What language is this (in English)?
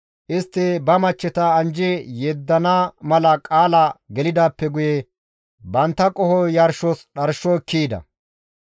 Gamo